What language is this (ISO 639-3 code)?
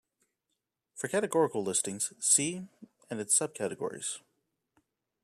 eng